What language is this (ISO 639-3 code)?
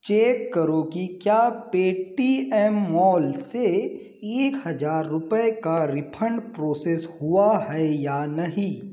hin